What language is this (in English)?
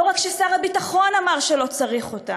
Hebrew